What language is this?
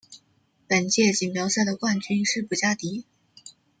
Chinese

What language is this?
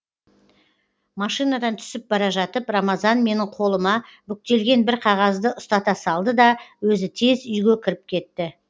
Kazakh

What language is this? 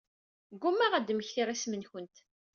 Kabyle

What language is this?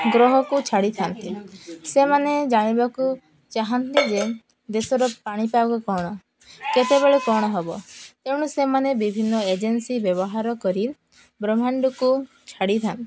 Odia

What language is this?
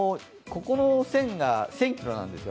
Japanese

